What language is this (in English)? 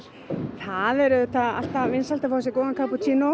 Icelandic